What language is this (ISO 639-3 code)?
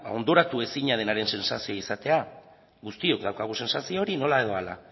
eus